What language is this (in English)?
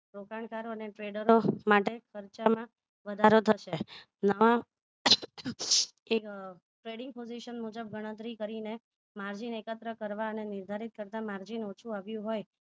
Gujarati